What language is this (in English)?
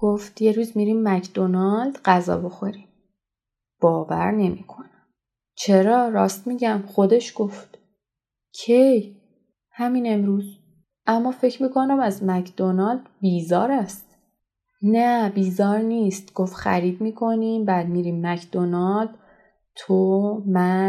Persian